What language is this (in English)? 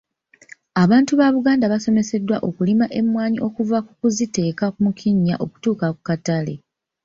Ganda